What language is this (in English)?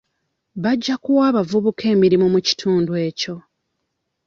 Ganda